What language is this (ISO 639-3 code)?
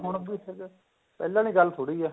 pan